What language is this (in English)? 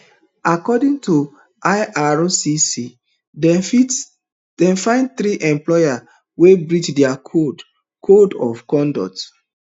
Nigerian Pidgin